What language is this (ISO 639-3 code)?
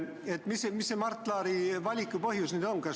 est